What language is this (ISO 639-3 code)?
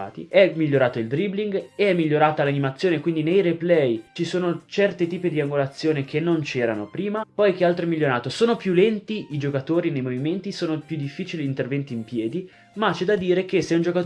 ita